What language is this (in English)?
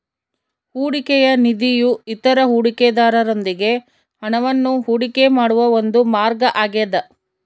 Kannada